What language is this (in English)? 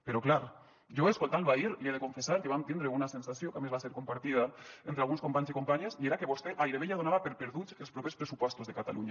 Catalan